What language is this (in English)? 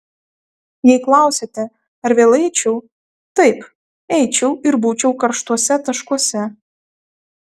Lithuanian